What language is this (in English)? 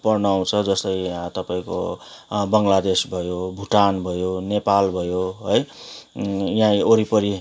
Nepali